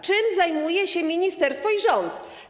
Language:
Polish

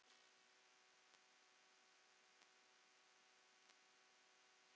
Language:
Icelandic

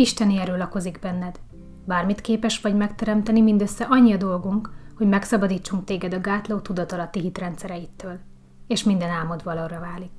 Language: Hungarian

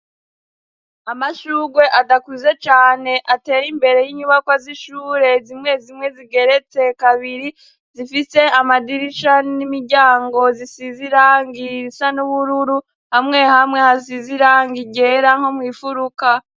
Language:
Rundi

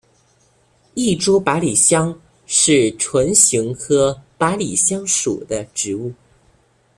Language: Chinese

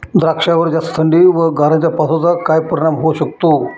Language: Marathi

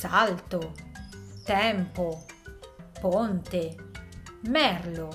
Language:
Italian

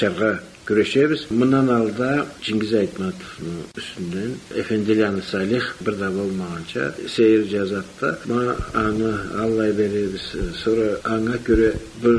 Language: Turkish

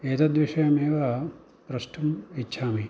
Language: Sanskrit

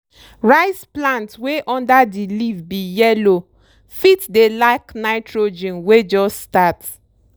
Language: Nigerian Pidgin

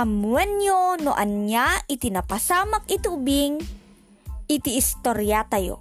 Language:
Filipino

